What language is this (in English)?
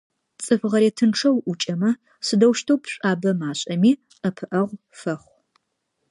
Adyghe